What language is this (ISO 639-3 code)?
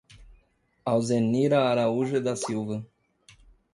por